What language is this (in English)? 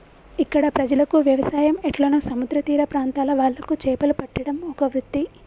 Telugu